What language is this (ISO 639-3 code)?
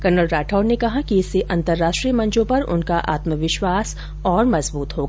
hin